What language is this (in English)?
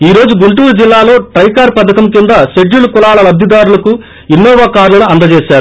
Telugu